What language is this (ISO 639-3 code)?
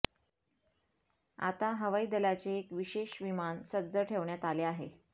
mar